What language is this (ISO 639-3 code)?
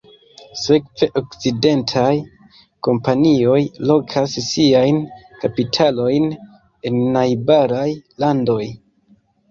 epo